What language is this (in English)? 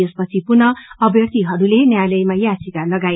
Nepali